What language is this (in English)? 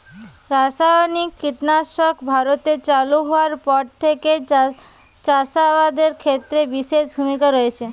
Bangla